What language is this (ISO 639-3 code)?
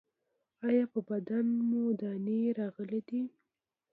pus